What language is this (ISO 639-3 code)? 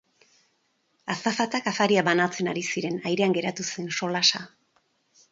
eus